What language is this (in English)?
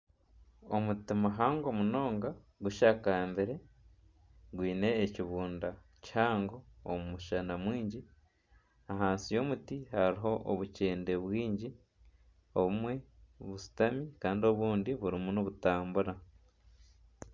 Nyankole